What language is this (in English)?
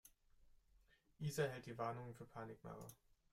German